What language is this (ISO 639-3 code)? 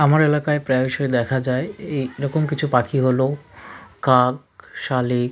ben